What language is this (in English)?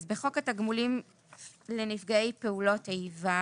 Hebrew